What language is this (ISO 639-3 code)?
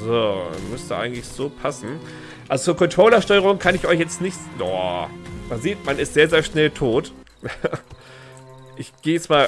deu